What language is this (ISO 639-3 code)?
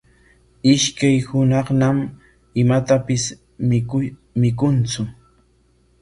qwa